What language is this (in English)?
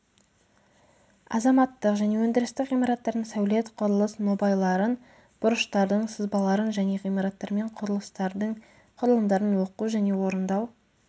Kazakh